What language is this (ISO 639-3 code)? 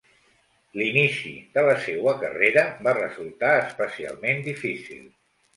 cat